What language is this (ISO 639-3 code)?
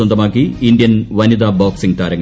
mal